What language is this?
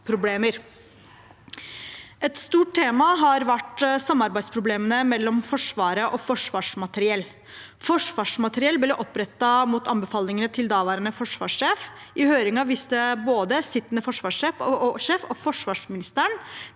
Norwegian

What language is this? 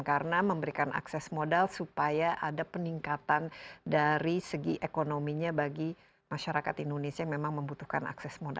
Indonesian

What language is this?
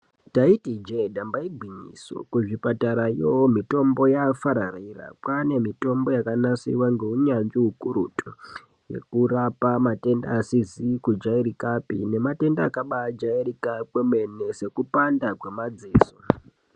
Ndau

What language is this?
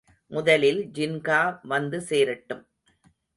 Tamil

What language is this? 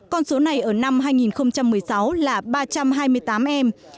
Vietnamese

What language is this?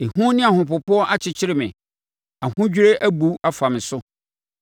Akan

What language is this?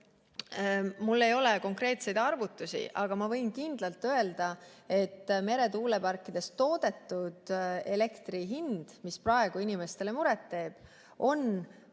Estonian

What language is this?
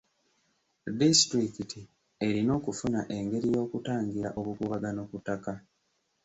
Ganda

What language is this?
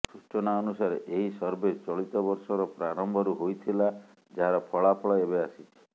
Odia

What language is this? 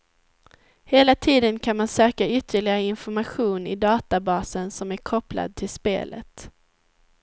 Swedish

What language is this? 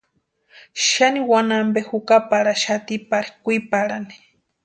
Western Highland Purepecha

